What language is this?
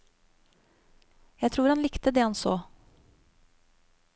Norwegian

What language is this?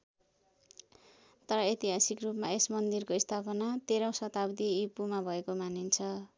Nepali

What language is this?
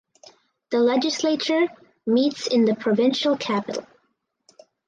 English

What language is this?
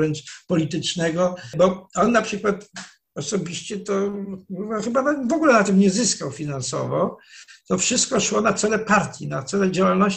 Polish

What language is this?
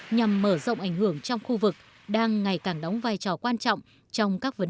Vietnamese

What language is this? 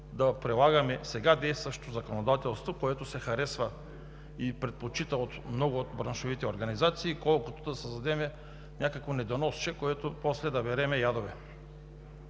Bulgarian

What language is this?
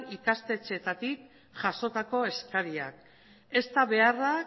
Basque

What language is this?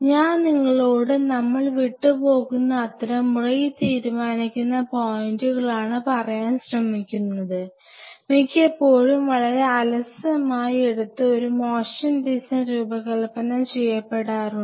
Malayalam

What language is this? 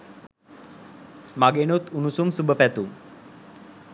Sinhala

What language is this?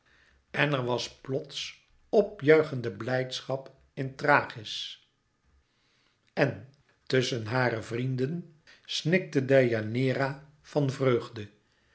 Dutch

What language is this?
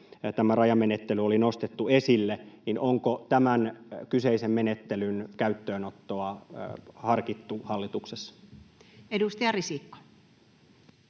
Finnish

